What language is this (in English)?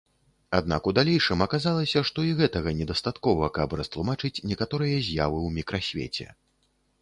Belarusian